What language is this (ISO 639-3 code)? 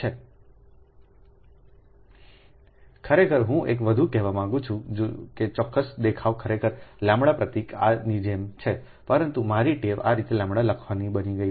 guj